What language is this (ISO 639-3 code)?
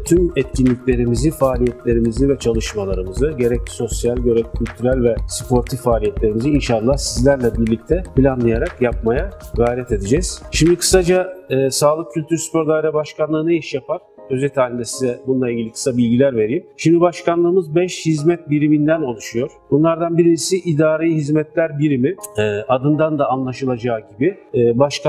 tur